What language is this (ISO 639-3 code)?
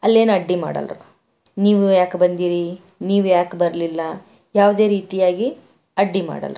kan